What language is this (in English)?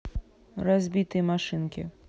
Russian